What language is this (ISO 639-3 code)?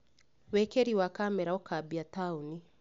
kik